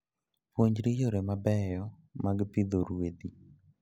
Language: Luo (Kenya and Tanzania)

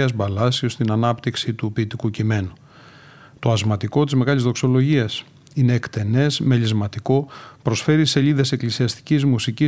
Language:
Greek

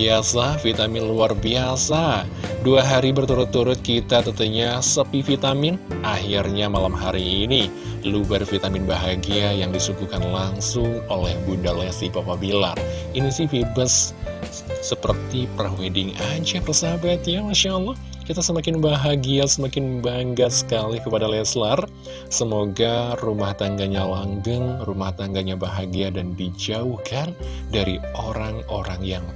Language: Indonesian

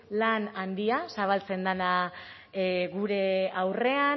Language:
Basque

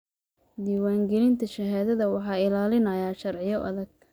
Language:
Somali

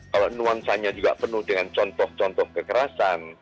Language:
Indonesian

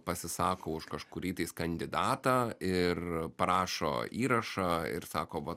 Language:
Lithuanian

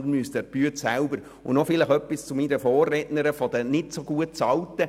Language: Swiss German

